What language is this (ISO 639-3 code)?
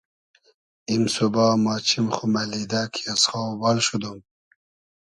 haz